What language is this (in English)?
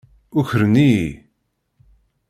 Kabyle